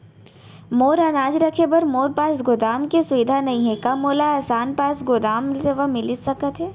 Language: Chhattisgarhi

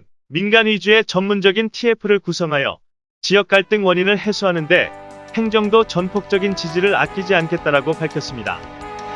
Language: Korean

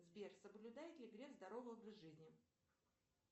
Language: Russian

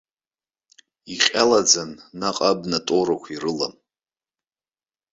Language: Abkhazian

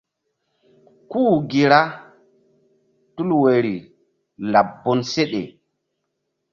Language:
Mbum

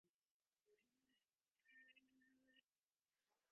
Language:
Divehi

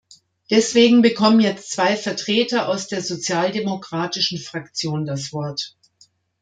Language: German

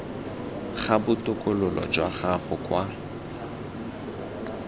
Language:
Tswana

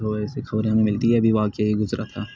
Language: Urdu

